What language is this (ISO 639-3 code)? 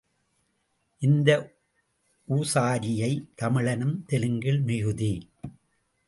tam